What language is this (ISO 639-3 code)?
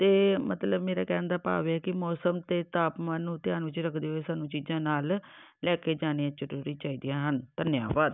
pan